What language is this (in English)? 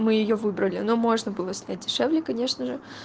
Russian